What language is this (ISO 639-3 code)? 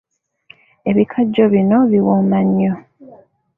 lug